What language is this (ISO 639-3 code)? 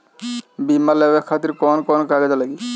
bho